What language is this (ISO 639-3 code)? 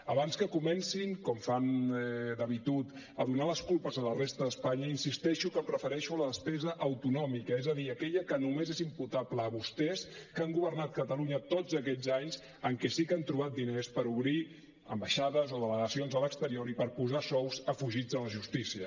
cat